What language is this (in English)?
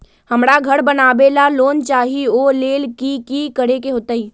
Magahi